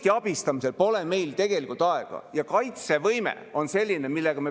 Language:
Estonian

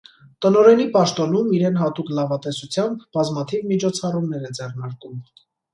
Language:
Armenian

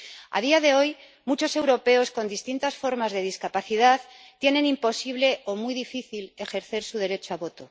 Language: Spanish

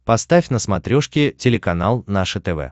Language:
Russian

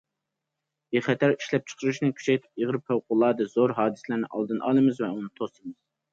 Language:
Uyghur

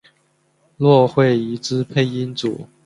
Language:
Chinese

